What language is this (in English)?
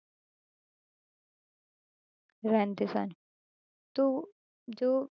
Punjabi